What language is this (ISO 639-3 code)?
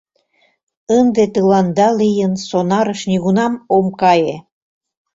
chm